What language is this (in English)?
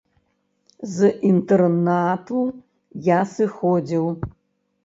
Belarusian